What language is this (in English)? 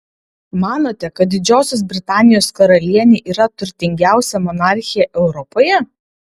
Lithuanian